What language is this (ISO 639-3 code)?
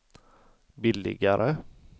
swe